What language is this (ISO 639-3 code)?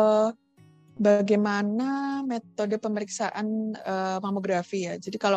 ind